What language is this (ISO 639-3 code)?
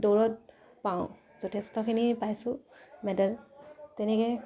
asm